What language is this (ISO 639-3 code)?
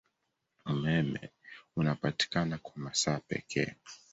swa